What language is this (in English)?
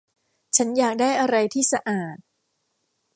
Thai